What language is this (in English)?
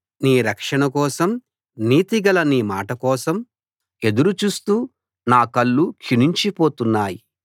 Telugu